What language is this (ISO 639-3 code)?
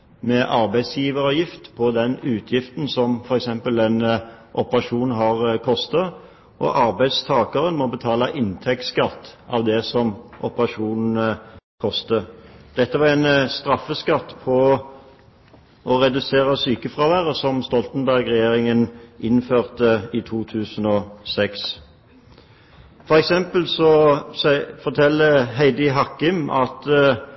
nob